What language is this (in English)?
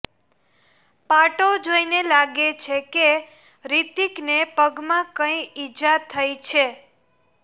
Gujarati